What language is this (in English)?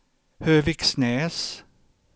Swedish